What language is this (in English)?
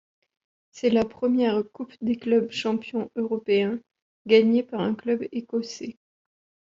French